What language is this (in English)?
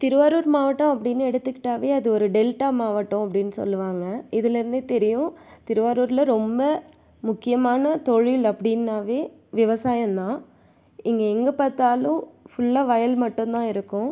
Tamil